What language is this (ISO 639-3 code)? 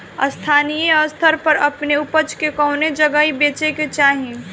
bho